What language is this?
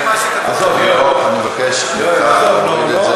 Hebrew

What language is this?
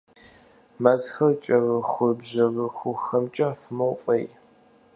Kabardian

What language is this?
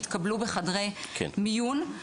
Hebrew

